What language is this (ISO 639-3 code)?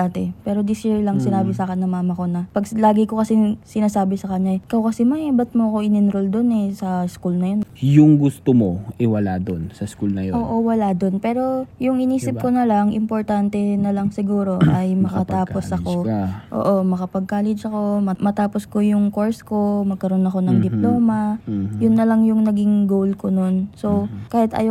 fil